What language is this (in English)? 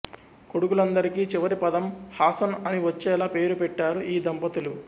Telugu